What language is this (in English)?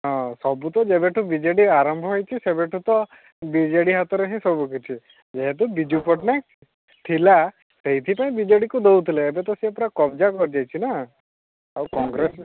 Odia